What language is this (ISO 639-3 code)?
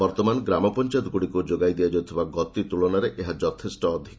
ori